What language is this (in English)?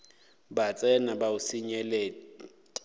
Northern Sotho